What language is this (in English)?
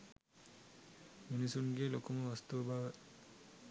Sinhala